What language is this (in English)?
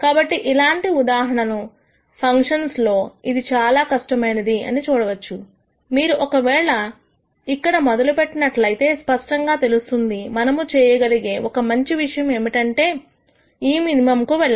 Telugu